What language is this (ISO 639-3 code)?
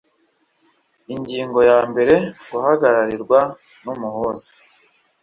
kin